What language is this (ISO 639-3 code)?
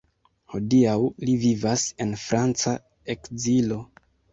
epo